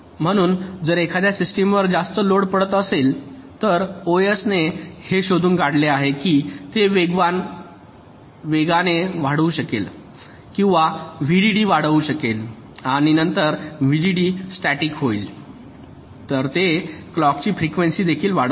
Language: Marathi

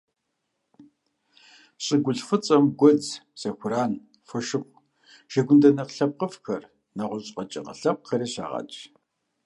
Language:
Kabardian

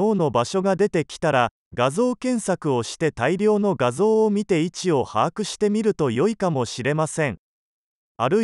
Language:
Japanese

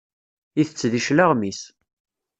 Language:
Kabyle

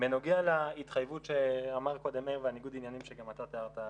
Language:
Hebrew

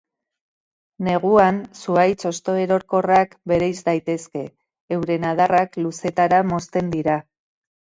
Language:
Basque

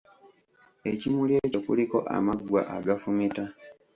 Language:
Ganda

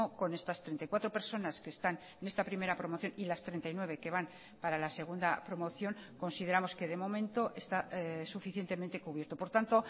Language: Spanish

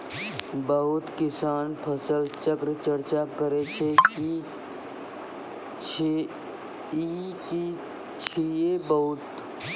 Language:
Maithili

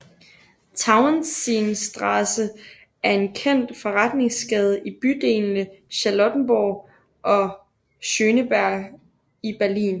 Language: Danish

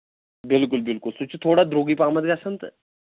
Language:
Kashmiri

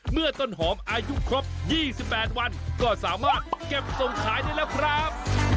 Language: Thai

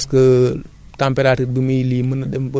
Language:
Wolof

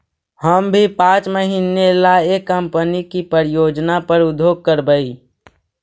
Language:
Magahi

